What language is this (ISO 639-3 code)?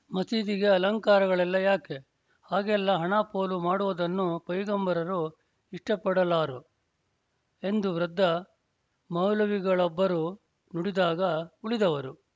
kan